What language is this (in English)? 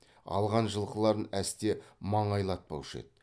Kazakh